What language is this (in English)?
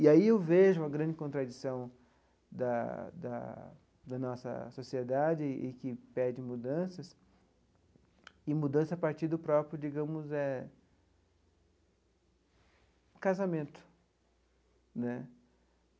Portuguese